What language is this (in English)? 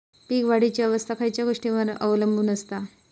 Marathi